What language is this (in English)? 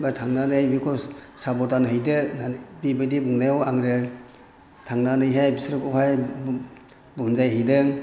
Bodo